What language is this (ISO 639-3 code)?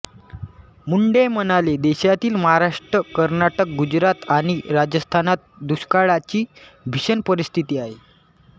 mar